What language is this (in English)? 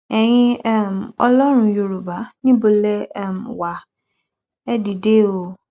Yoruba